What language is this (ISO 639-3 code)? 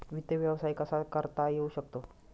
mar